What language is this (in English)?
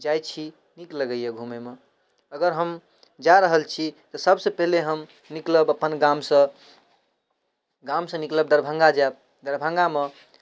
Maithili